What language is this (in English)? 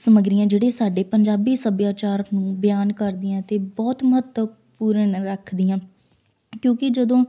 Punjabi